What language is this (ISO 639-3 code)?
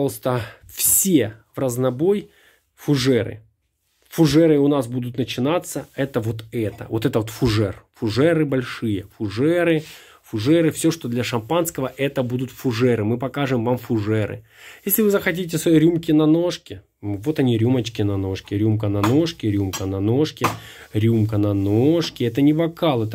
rus